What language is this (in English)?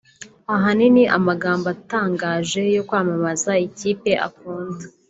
Kinyarwanda